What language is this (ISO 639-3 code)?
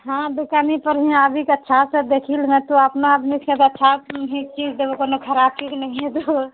mai